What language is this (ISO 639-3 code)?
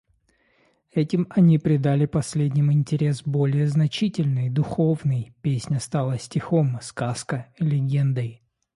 rus